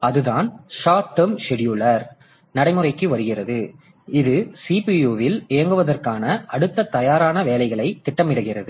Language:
Tamil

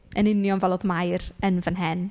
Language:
Welsh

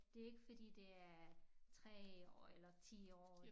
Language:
Danish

